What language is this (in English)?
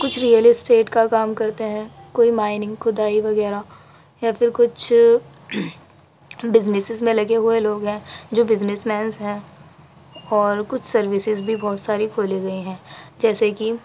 Urdu